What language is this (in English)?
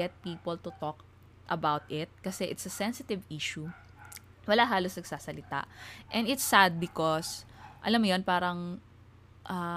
Filipino